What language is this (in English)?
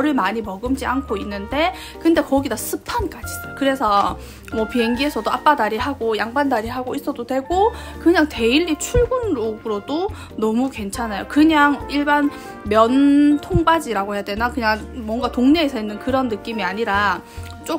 Korean